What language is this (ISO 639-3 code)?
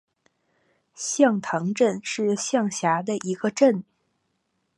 zho